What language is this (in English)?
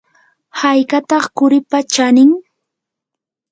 Yanahuanca Pasco Quechua